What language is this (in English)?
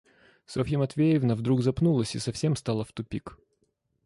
Russian